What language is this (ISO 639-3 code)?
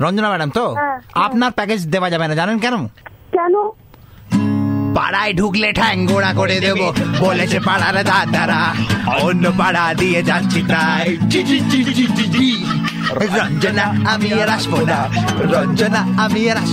hin